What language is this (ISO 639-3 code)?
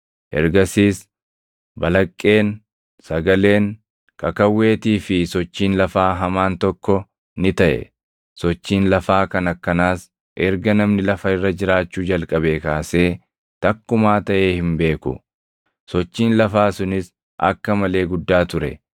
orm